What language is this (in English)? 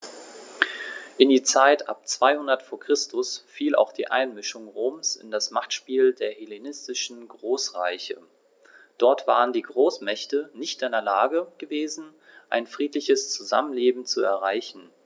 German